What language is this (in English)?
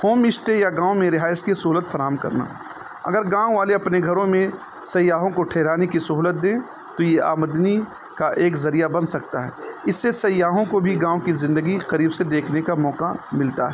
Urdu